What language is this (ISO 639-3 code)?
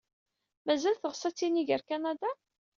kab